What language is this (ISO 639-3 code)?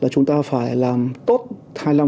vie